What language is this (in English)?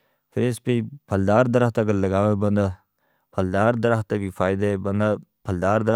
Northern Hindko